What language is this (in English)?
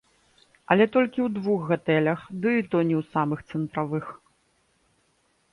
Belarusian